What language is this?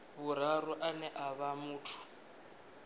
Venda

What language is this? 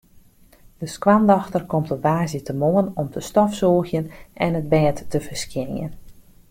Western Frisian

